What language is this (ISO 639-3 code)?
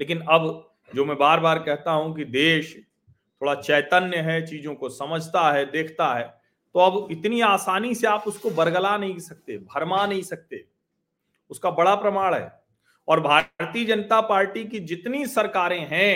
hin